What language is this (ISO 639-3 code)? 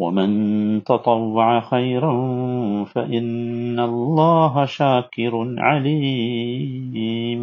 mal